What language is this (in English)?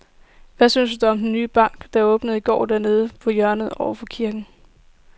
Danish